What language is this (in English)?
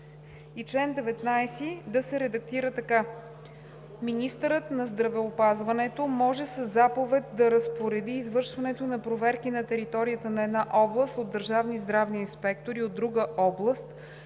Bulgarian